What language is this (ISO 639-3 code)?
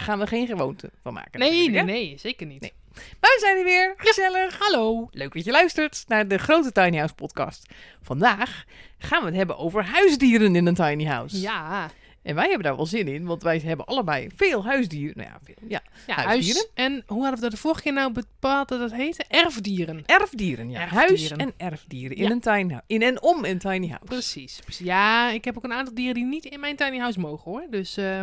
nld